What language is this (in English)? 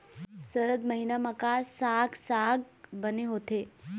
Chhattisgarhi